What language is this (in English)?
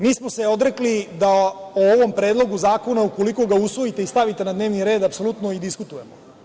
Serbian